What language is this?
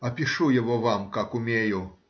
Russian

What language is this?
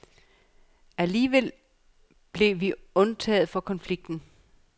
Danish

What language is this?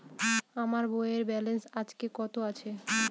Bangla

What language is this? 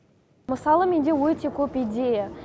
Kazakh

